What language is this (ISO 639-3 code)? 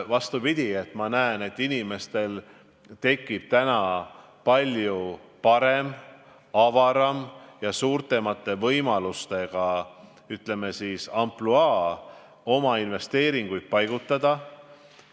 est